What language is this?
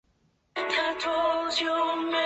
Chinese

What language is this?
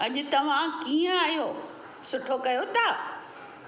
Sindhi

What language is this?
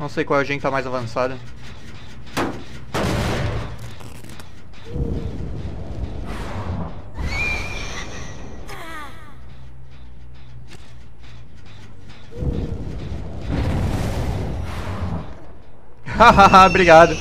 Portuguese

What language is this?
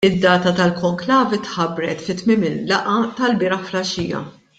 Maltese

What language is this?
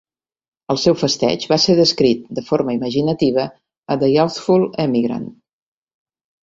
Catalan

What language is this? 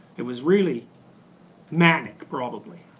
English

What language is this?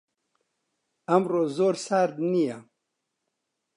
Central Kurdish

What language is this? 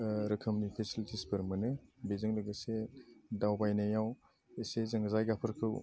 Bodo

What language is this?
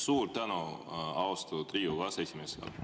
Estonian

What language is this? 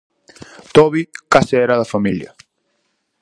Galician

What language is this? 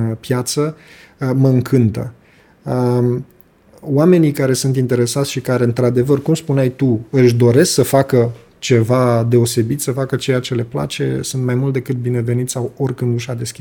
Romanian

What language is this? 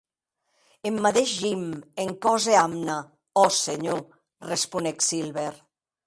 Occitan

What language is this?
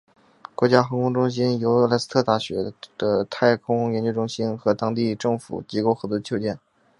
Chinese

